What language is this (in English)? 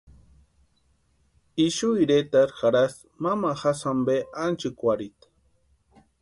Western Highland Purepecha